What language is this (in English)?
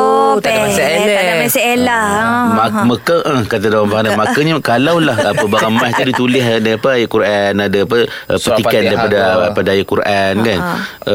Malay